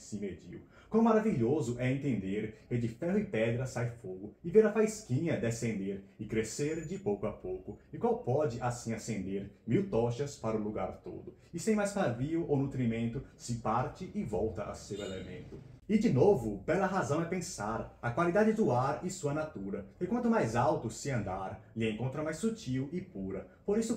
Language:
Portuguese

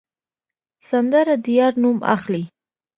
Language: Pashto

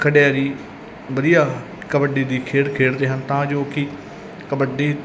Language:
Punjabi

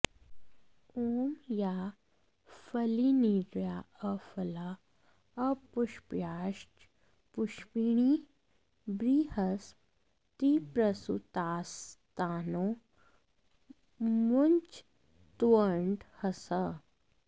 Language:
Sanskrit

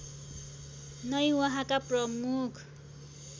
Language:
Nepali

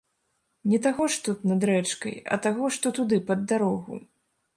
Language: Belarusian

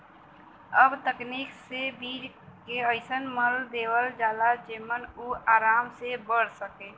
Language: Bhojpuri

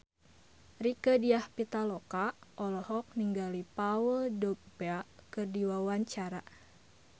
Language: Sundanese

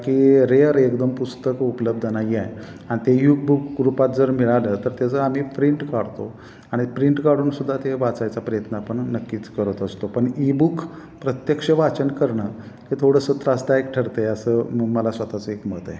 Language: Marathi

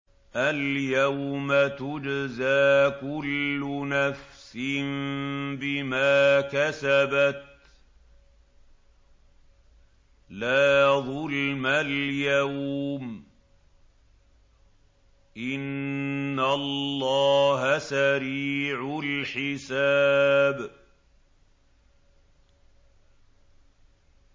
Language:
Arabic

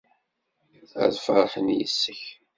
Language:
Kabyle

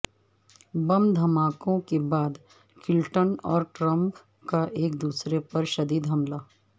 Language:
Urdu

